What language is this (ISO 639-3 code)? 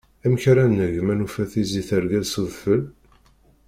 kab